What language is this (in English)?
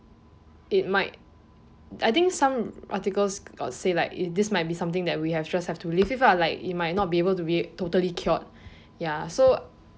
English